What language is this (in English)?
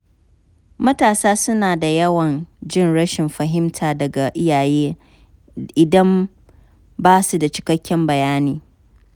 Hausa